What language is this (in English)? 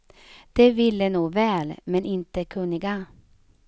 Swedish